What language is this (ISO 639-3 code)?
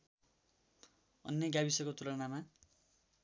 nep